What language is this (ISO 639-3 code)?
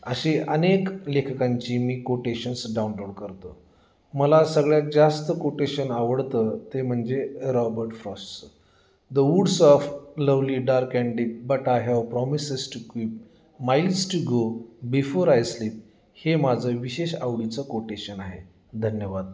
mar